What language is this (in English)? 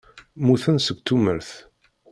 Kabyle